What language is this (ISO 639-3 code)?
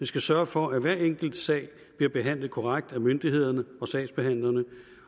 dan